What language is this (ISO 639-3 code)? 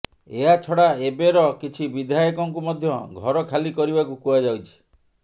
ori